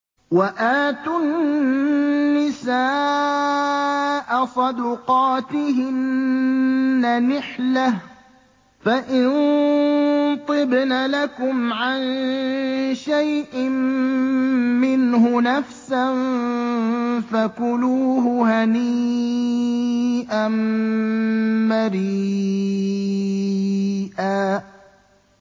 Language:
Arabic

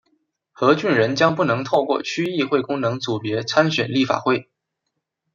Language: Chinese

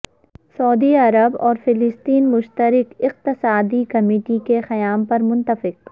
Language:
Urdu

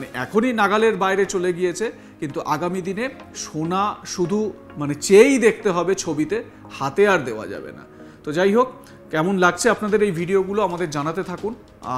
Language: Arabic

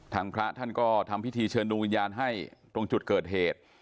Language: Thai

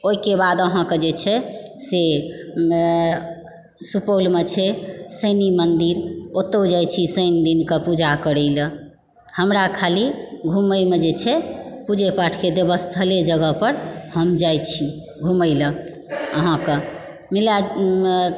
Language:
Maithili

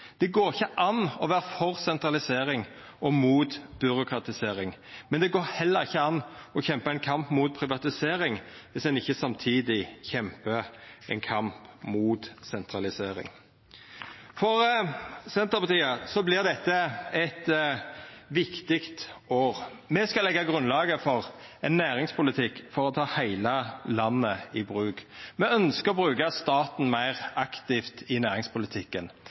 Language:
Norwegian Nynorsk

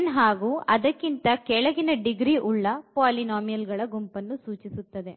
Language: Kannada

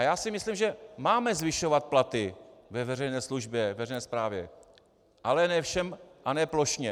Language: Czech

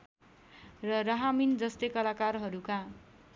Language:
Nepali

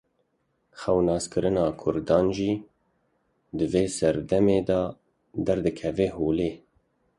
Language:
Kurdish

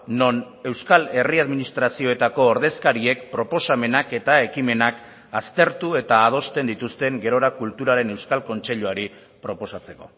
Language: Basque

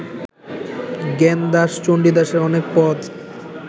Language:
Bangla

